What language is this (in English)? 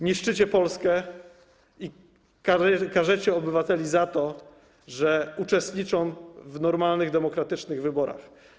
Polish